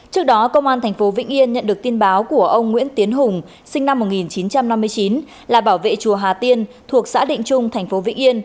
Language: Vietnamese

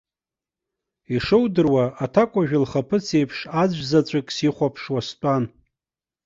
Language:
Abkhazian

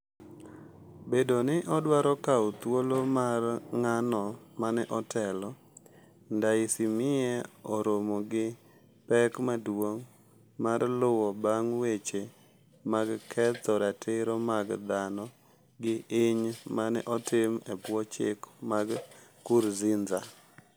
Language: Luo (Kenya and Tanzania)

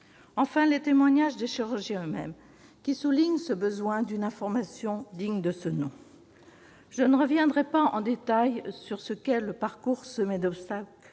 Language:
French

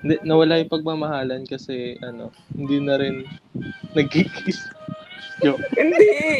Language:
Filipino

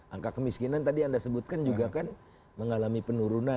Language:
Indonesian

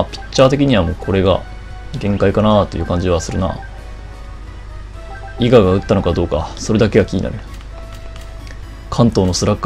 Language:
Japanese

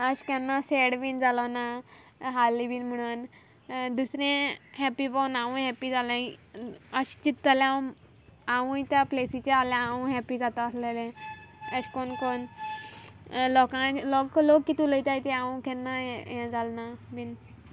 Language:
Konkani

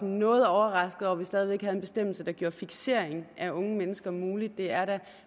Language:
Danish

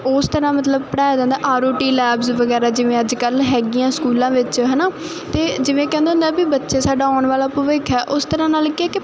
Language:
Punjabi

